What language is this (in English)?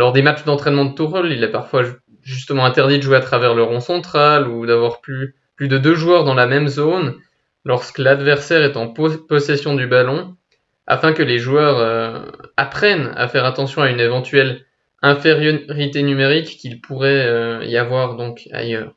French